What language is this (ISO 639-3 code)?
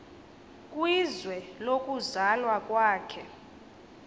xho